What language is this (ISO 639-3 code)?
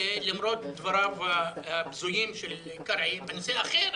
heb